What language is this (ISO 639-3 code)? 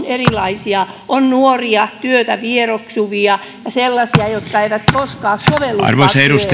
fin